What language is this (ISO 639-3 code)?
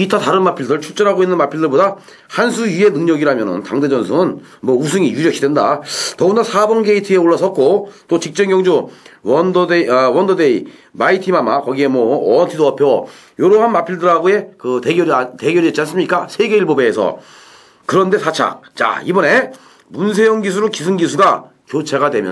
kor